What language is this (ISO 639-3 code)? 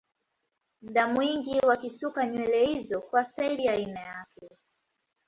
swa